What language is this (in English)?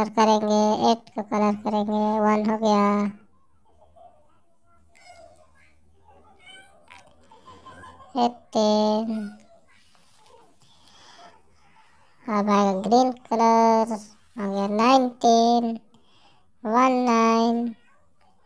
Turkish